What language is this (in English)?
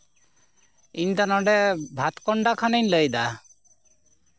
Santali